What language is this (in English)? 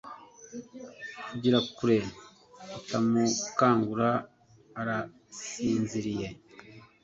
Kinyarwanda